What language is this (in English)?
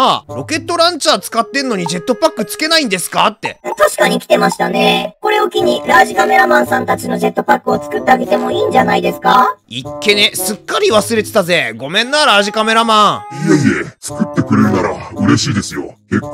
Japanese